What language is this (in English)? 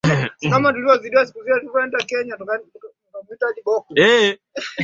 Swahili